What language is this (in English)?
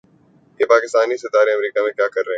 Urdu